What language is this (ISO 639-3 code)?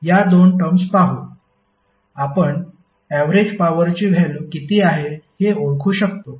mar